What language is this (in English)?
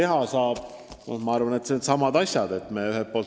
Estonian